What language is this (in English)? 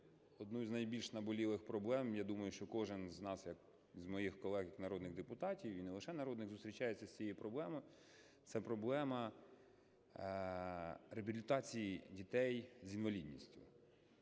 Ukrainian